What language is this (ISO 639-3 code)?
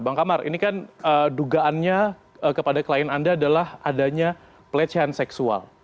ind